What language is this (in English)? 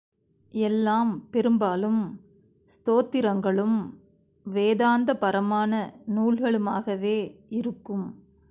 Tamil